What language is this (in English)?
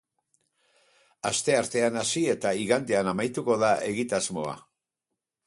Basque